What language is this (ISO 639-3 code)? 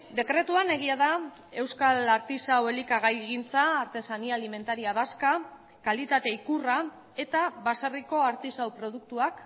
eus